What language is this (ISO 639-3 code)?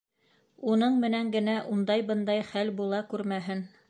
bak